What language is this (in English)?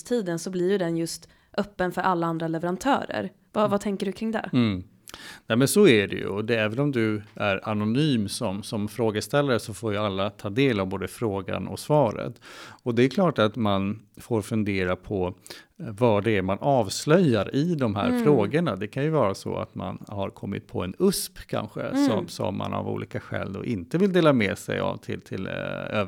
Swedish